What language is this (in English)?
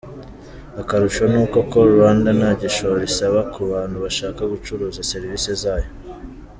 Kinyarwanda